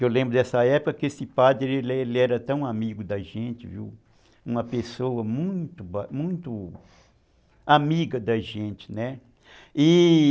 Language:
Portuguese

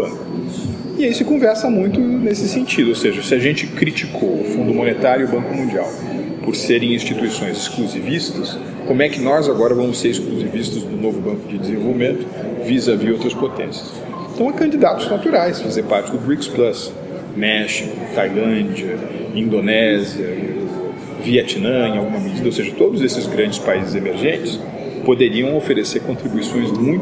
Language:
Portuguese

